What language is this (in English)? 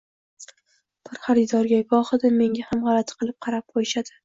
Uzbek